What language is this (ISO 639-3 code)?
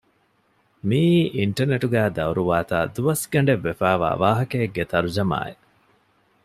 div